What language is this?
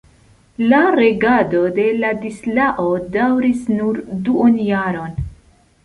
Esperanto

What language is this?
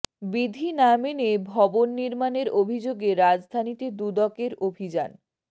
Bangla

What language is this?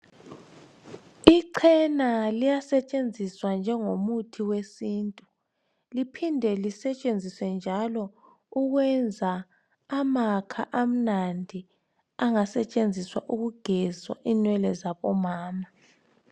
North Ndebele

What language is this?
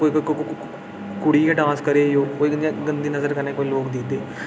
Dogri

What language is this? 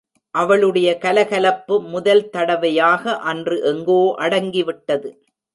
Tamil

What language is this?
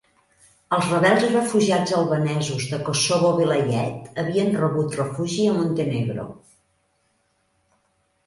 Catalan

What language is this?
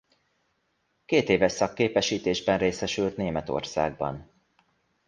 Hungarian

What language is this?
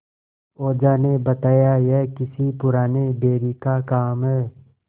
Hindi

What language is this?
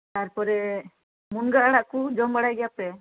Santali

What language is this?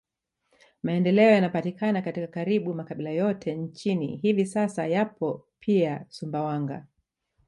Swahili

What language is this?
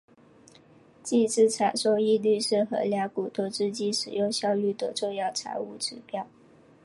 Chinese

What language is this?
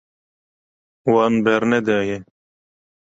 Kurdish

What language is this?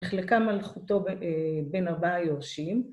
Hebrew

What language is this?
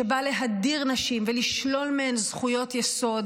Hebrew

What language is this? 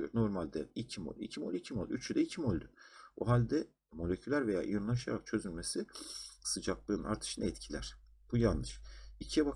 Turkish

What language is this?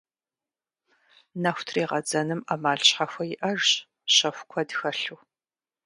Kabardian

